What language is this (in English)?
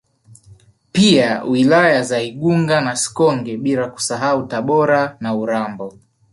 Swahili